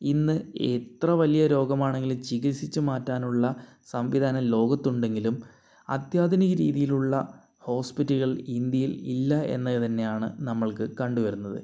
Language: Malayalam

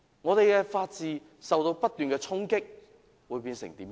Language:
Cantonese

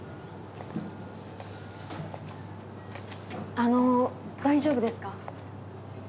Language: Japanese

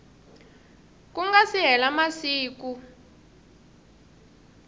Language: Tsonga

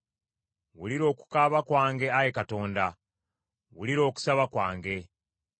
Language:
Ganda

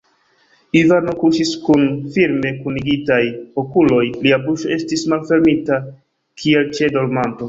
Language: Esperanto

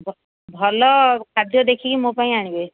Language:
Odia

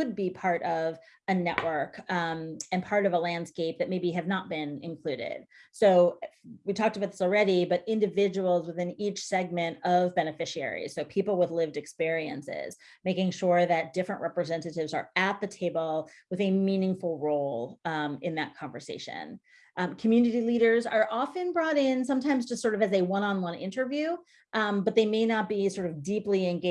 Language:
English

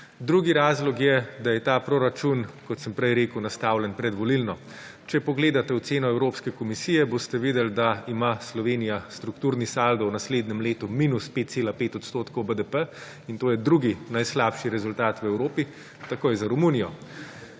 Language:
Slovenian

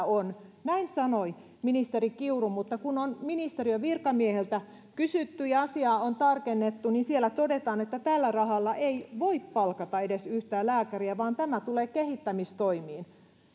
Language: Finnish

